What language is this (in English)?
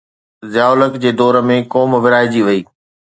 Sindhi